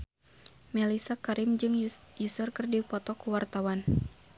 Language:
Sundanese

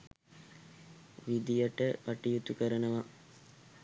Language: Sinhala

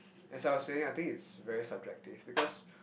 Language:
English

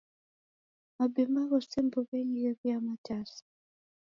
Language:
Taita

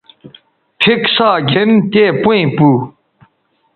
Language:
Bateri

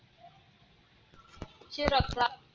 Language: Marathi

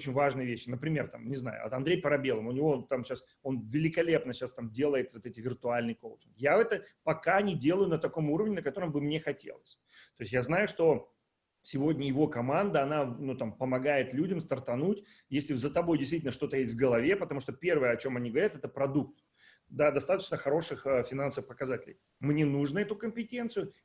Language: Russian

